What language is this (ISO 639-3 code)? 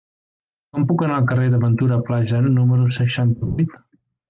cat